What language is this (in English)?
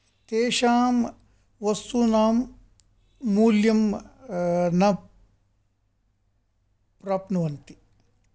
Sanskrit